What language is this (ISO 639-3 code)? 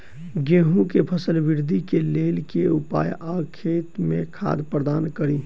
mai